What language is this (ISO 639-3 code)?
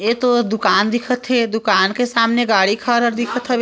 hne